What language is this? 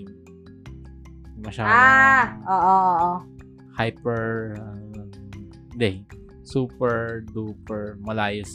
Filipino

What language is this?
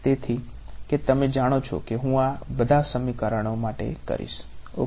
Gujarati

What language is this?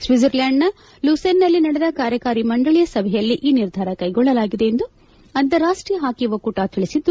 Kannada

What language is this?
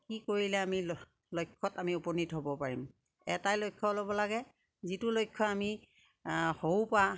Assamese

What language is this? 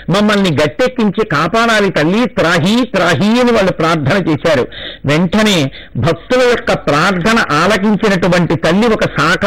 Telugu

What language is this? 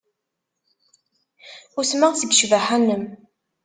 Kabyle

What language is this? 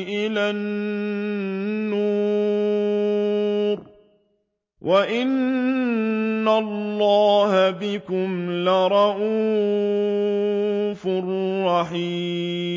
Arabic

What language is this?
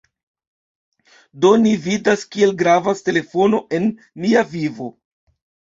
Esperanto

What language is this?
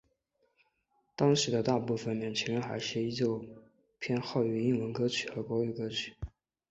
Chinese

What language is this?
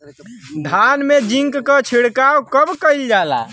Bhojpuri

